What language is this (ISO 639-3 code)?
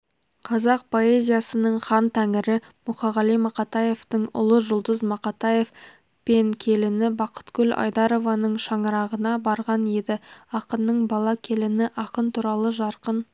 kaz